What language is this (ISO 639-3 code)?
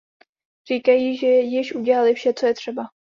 ces